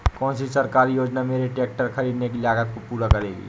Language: Hindi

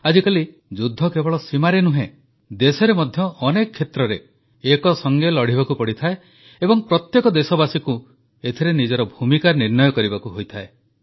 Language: Odia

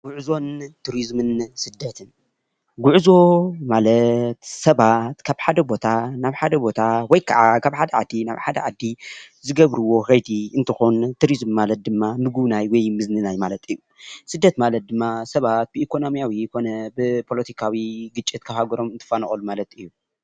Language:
Tigrinya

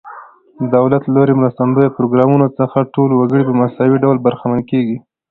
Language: Pashto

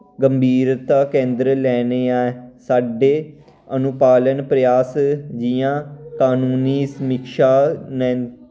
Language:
Dogri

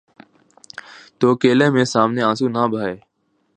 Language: Urdu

